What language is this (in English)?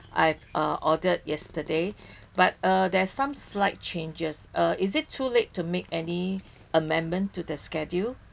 English